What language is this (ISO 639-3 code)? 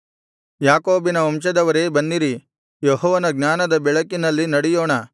kan